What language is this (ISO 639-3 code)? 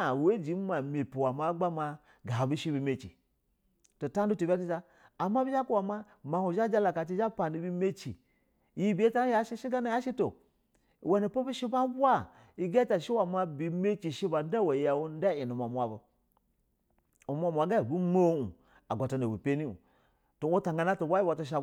bzw